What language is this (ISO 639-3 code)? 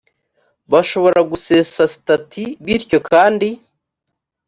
kin